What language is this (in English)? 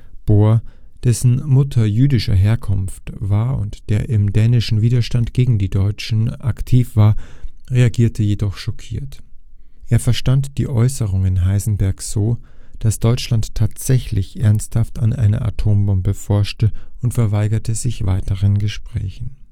German